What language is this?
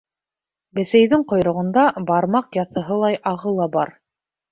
Bashkir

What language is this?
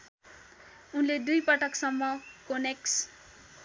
Nepali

